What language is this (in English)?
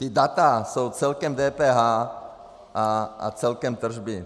Czech